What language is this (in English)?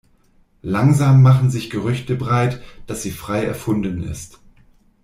German